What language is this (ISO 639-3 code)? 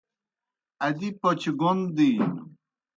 plk